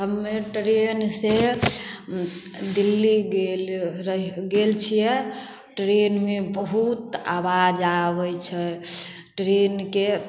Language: Maithili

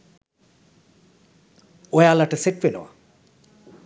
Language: Sinhala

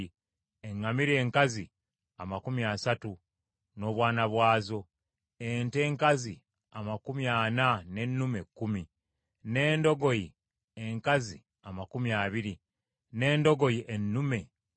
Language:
Ganda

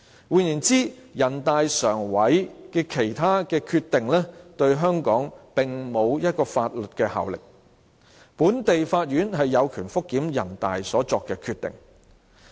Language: Cantonese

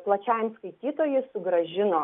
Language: Lithuanian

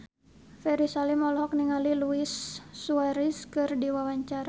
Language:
Sundanese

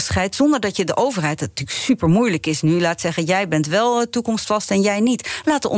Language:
Dutch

